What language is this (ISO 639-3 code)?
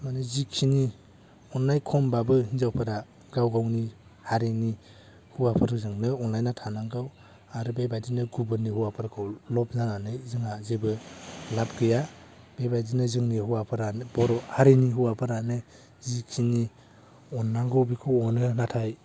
brx